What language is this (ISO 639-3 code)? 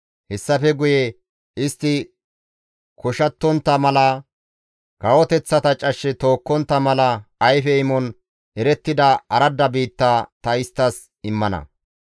gmv